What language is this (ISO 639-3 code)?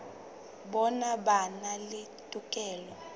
sot